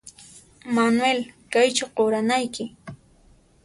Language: Puno Quechua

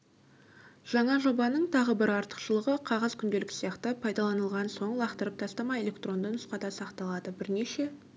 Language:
Kazakh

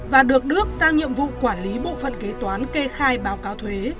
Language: Vietnamese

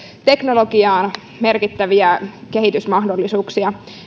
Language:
Finnish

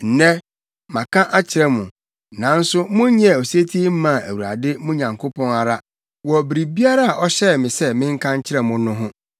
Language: Akan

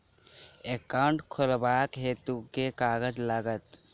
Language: Maithili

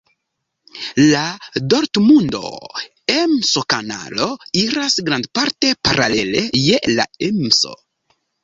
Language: Esperanto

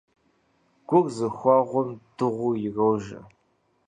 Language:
Kabardian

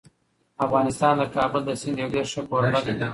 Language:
Pashto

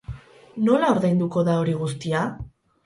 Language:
Basque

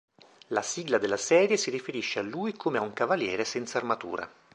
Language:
Italian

